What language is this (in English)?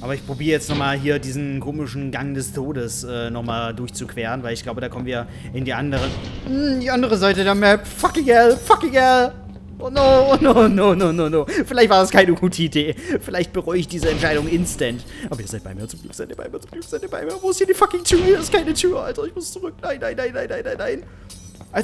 German